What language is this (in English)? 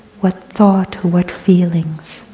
English